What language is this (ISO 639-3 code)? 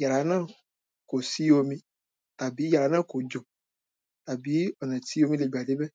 yor